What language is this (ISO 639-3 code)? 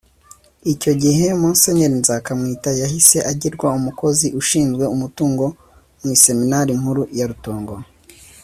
kin